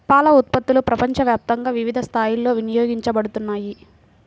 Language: Telugu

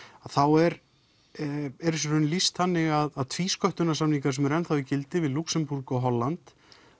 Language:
Icelandic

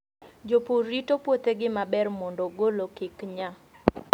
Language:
Luo (Kenya and Tanzania)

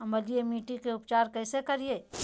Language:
Magahi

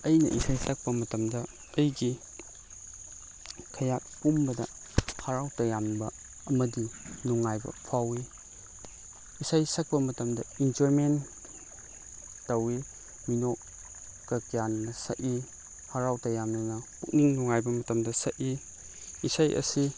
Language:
Manipuri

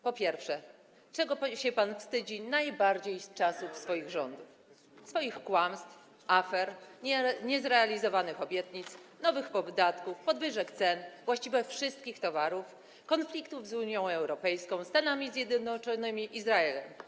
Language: Polish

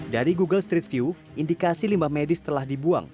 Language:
Indonesian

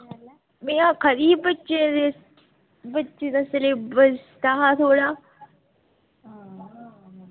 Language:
Dogri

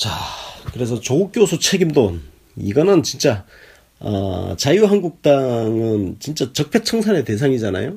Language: Korean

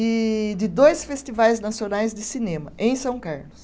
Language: Portuguese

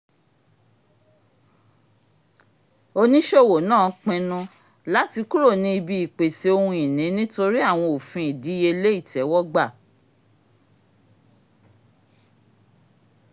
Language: Yoruba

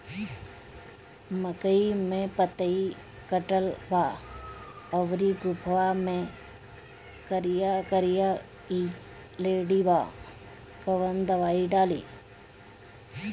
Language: Bhojpuri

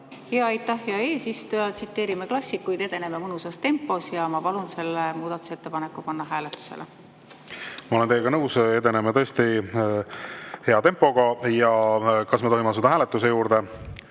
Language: Estonian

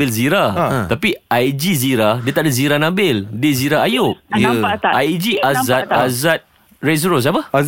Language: Malay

